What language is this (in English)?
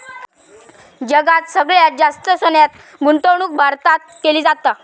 Marathi